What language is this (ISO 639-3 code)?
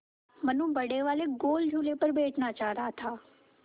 hin